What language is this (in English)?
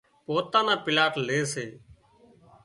Wadiyara Koli